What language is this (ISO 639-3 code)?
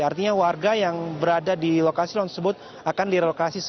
ind